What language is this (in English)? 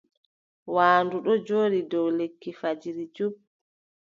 Adamawa Fulfulde